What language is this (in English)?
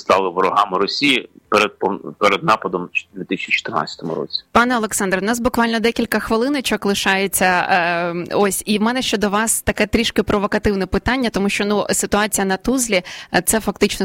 Ukrainian